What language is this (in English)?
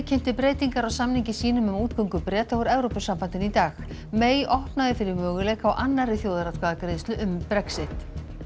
Icelandic